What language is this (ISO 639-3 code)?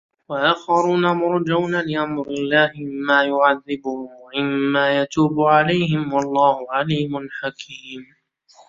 ara